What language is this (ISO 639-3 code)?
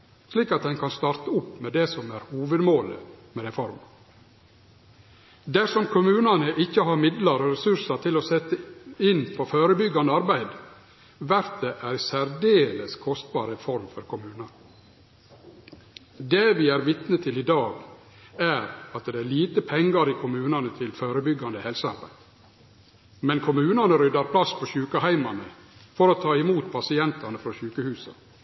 nno